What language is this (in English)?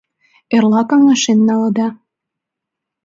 Mari